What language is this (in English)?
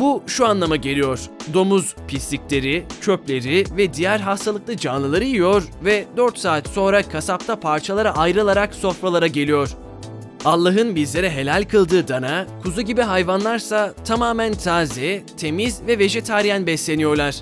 Turkish